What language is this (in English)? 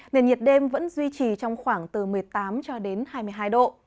Vietnamese